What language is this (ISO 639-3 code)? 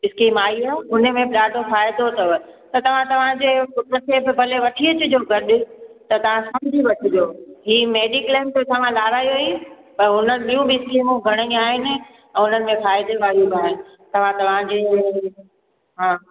snd